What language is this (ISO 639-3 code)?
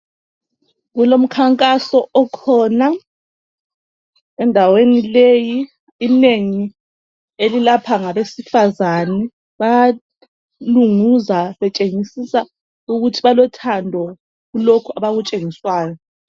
nde